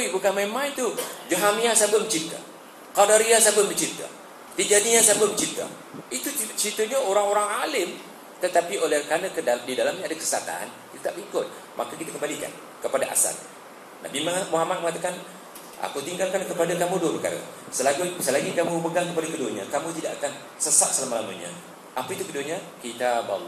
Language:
Malay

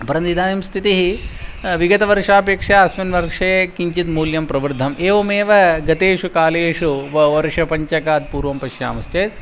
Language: Sanskrit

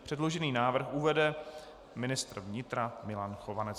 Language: Czech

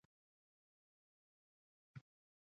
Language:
Pashto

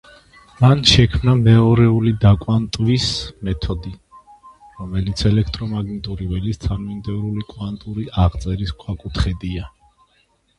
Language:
Georgian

